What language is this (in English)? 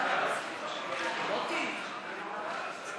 Hebrew